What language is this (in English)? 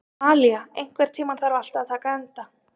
Icelandic